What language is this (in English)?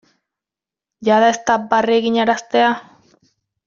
Basque